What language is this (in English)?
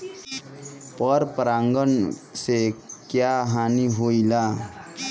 Bhojpuri